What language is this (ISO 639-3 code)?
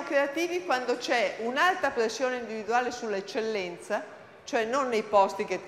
ita